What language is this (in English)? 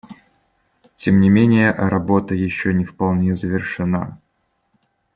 Russian